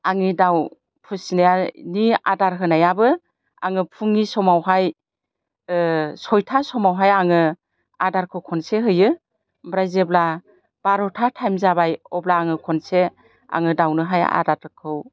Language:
Bodo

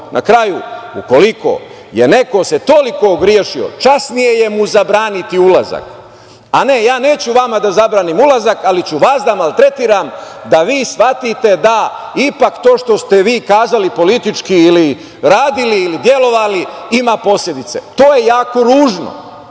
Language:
Serbian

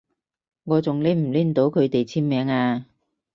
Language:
Cantonese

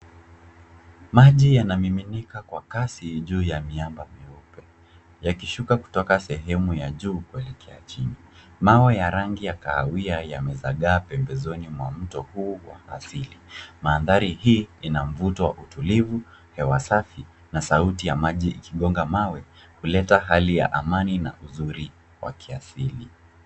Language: Swahili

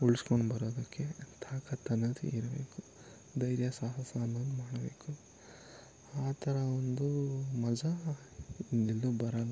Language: Kannada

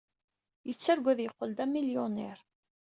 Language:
Kabyle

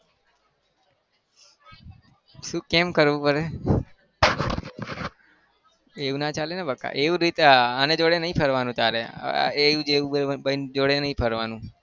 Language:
Gujarati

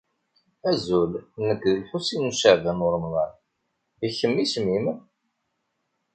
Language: Kabyle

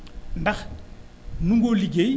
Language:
Wolof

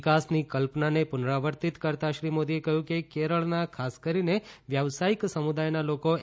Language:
Gujarati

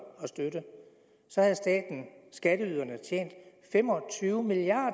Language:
Danish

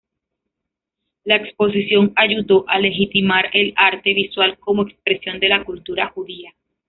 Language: Spanish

